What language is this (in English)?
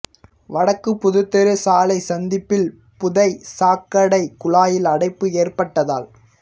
Tamil